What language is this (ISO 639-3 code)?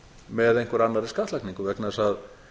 isl